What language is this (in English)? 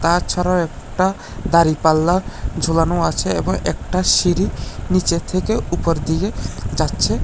Bangla